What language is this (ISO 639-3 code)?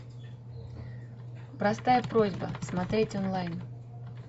rus